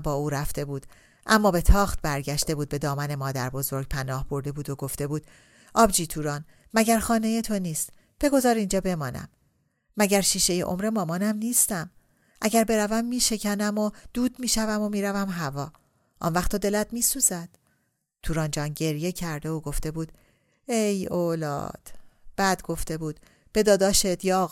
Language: Persian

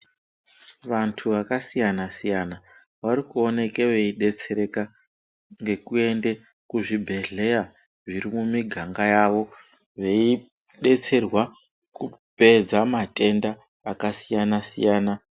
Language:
Ndau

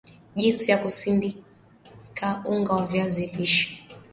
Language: Swahili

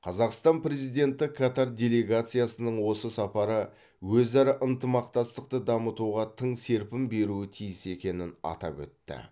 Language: Kazakh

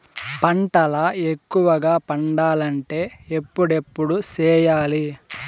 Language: Telugu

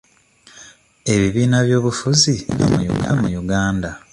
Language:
Ganda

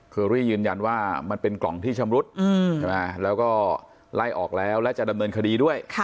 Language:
Thai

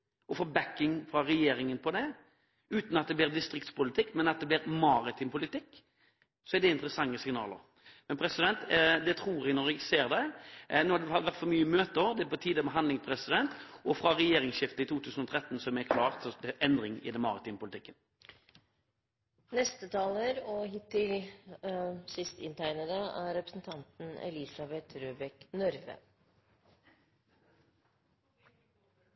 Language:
Norwegian Bokmål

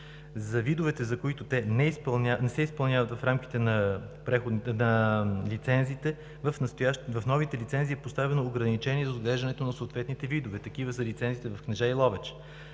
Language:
Bulgarian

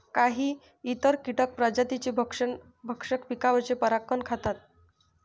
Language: Marathi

